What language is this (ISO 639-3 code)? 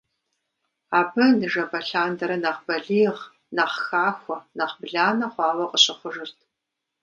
kbd